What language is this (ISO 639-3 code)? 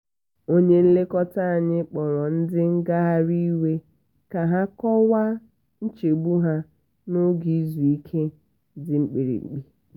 ibo